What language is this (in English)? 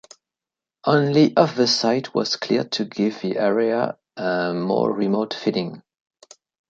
English